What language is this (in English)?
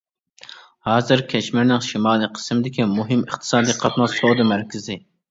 Uyghur